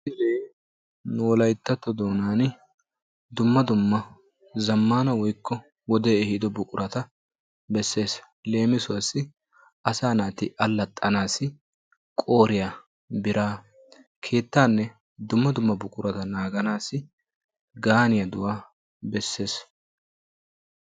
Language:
Wolaytta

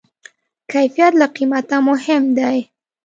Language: Pashto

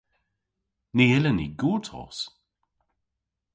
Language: Cornish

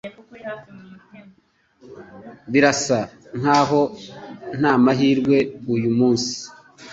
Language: Kinyarwanda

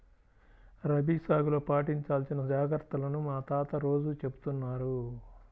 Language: Telugu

